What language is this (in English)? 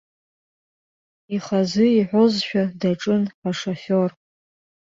Abkhazian